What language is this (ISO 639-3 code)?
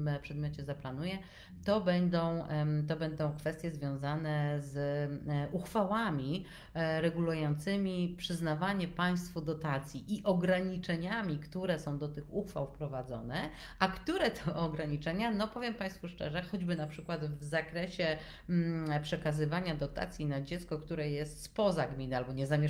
pol